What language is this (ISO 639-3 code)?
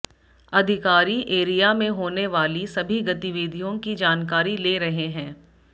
hin